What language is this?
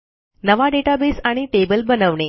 Marathi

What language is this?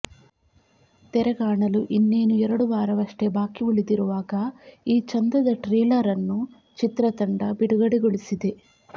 Kannada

